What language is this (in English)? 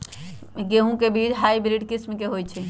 Magahi